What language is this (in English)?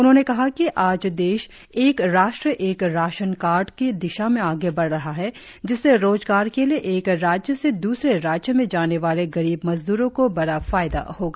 Hindi